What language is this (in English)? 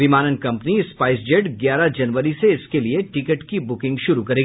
Hindi